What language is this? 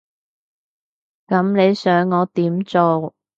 Cantonese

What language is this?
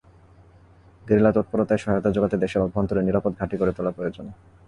Bangla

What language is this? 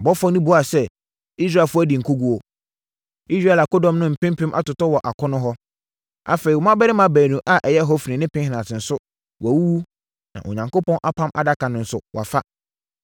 Akan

